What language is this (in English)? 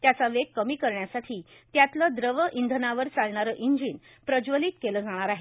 Marathi